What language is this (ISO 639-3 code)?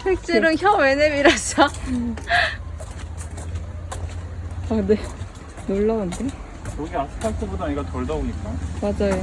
kor